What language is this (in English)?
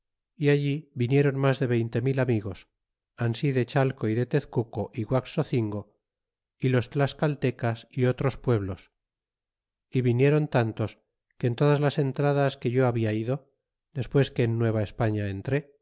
Spanish